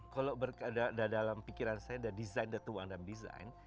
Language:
Indonesian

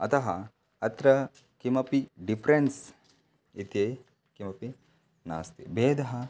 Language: Sanskrit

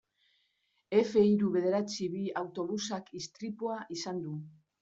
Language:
Basque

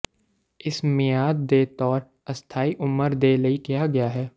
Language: Punjabi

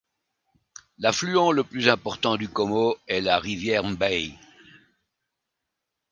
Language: French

